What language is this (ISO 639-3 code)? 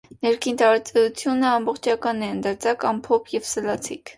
hye